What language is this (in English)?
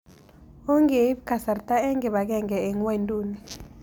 Kalenjin